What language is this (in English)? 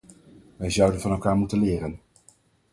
Dutch